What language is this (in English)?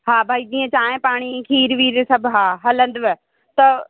Sindhi